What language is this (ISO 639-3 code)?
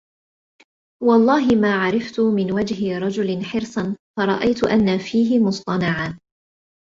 ara